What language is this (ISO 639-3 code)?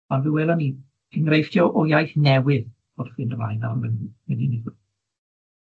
cym